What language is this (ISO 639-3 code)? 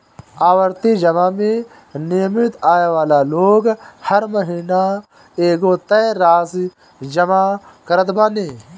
bho